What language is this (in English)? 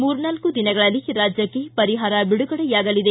Kannada